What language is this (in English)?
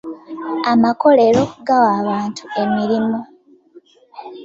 Ganda